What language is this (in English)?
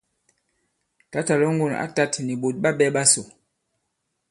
Bankon